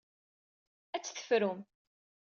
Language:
Kabyle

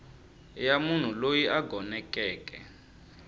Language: Tsonga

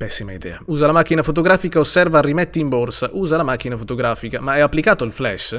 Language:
Italian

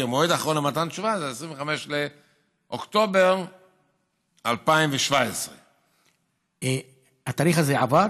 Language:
Hebrew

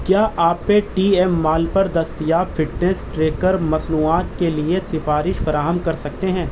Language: Urdu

